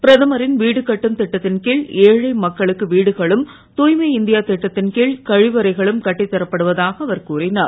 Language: Tamil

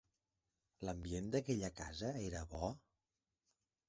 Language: Catalan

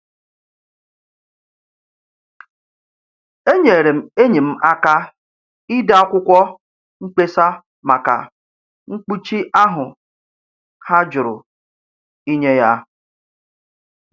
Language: Igbo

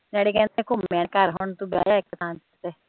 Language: Punjabi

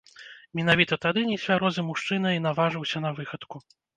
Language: Belarusian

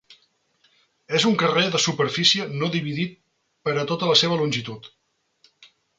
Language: Catalan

